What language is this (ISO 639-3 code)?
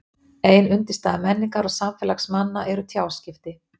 isl